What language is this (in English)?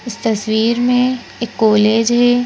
Hindi